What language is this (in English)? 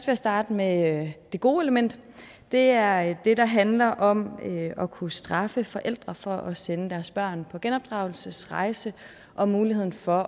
Danish